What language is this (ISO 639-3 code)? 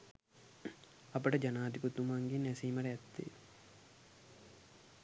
sin